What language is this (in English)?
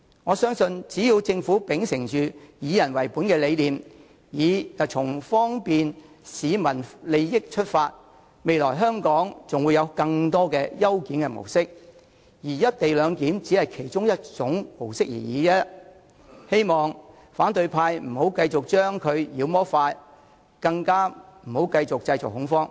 Cantonese